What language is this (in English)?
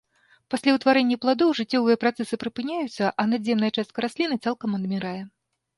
Belarusian